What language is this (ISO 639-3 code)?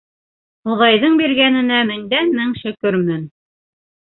bak